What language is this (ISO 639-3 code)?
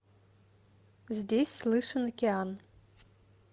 rus